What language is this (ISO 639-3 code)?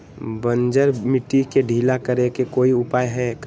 mag